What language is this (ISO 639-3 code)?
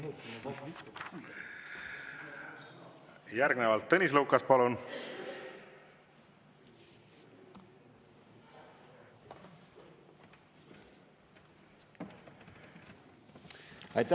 est